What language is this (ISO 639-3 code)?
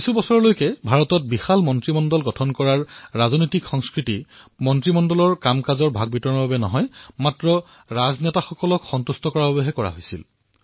asm